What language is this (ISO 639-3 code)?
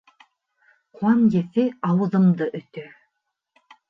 bak